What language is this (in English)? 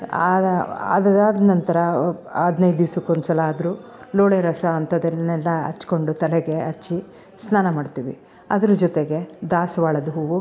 Kannada